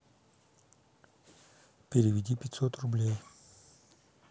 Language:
Russian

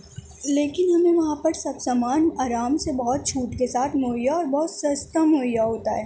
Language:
Urdu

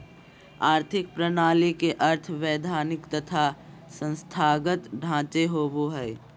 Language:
Magahi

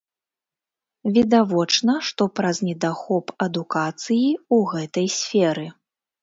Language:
Belarusian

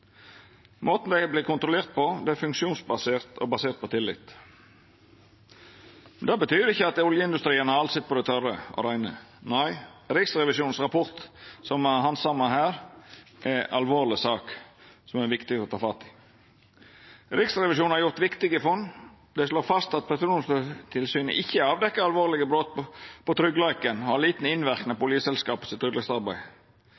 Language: Norwegian Nynorsk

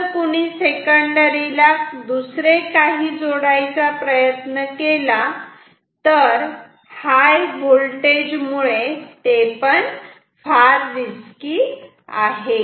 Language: Marathi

